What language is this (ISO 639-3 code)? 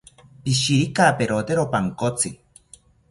cpy